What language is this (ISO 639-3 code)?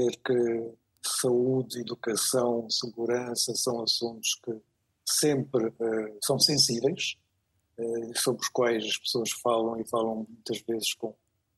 por